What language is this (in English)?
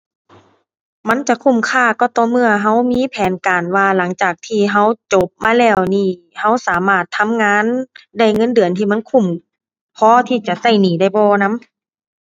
Thai